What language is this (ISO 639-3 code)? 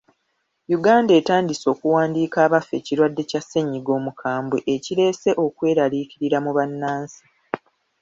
lug